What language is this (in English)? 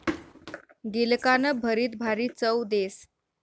Marathi